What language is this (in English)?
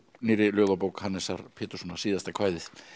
Icelandic